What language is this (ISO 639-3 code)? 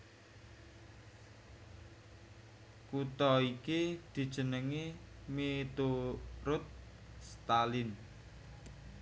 jav